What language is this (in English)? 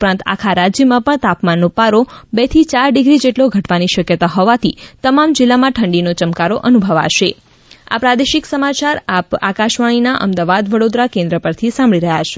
Gujarati